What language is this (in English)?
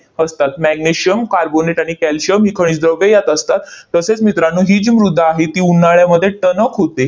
Marathi